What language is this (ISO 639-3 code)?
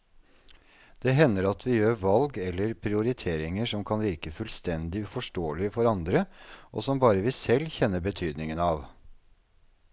nor